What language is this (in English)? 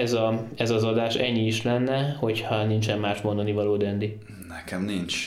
Hungarian